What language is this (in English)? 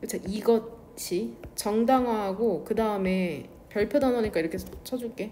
Korean